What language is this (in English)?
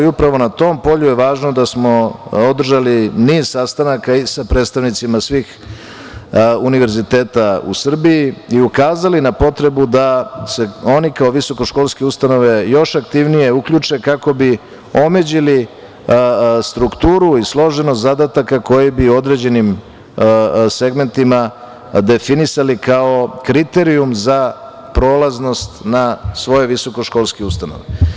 Serbian